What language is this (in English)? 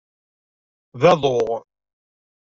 Kabyle